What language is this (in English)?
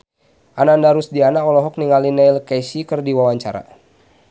Sundanese